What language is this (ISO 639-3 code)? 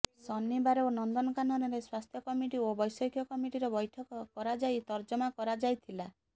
ori